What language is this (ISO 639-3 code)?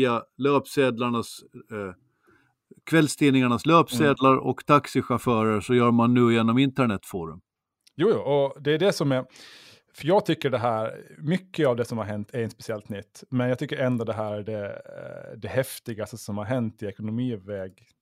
swe